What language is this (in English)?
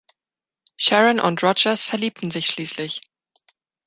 German